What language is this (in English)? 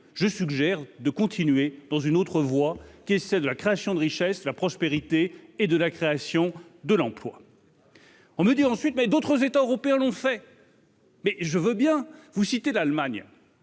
French